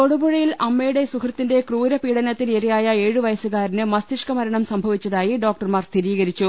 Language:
Malayalam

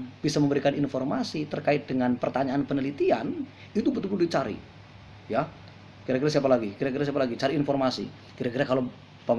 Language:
Indonesian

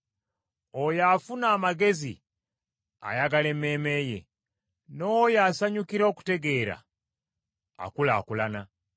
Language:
Ganda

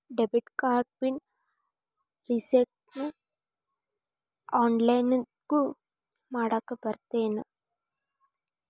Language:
Kannada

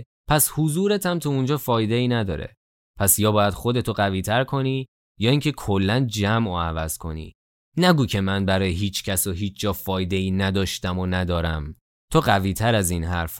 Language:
Persian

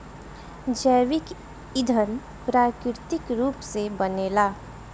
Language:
Bhojpuri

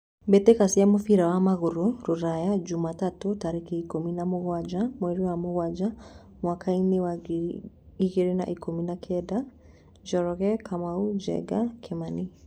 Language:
Kikuyu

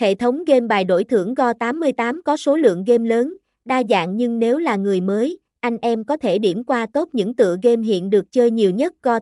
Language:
Vietnamese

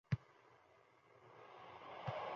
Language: Uzbek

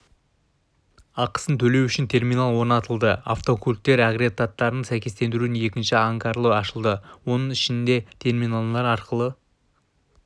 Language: Kazakh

